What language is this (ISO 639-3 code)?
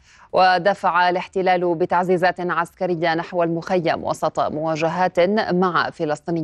ara